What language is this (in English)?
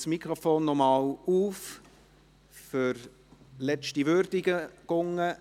Swiss German